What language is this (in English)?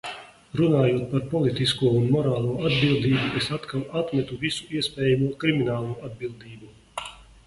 Latvian